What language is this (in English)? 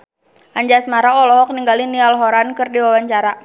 Sundanese